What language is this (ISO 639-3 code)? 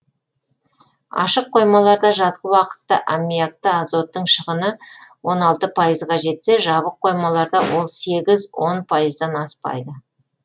kaz